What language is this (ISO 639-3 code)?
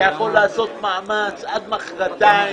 heb